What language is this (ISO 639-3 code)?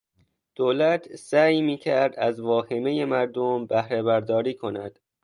fas